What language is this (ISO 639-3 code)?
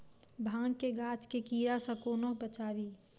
mai